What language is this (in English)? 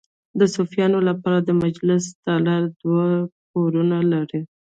Pashto